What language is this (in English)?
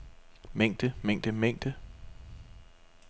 Danish